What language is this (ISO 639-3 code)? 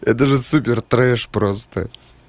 rus